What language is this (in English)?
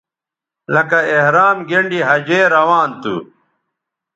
Bateri